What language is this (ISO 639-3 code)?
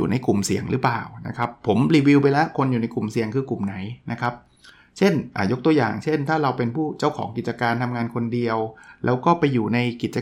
tha